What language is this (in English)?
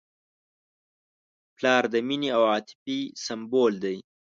Pashto